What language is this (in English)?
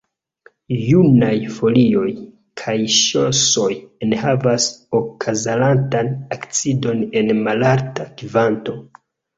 Esperanto